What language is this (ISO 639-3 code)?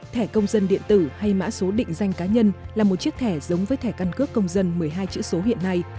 vie